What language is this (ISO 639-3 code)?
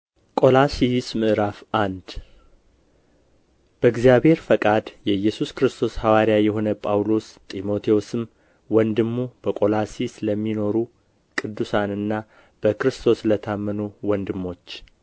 amh